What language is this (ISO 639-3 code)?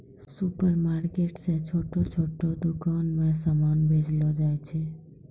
mai